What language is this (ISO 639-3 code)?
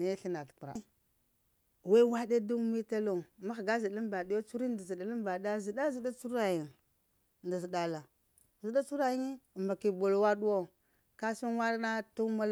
hia